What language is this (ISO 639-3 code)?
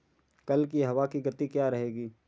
hin